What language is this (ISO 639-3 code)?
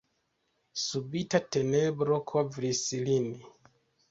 epo